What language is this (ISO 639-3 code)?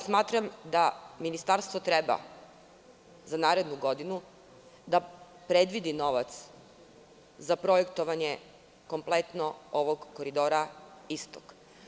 srp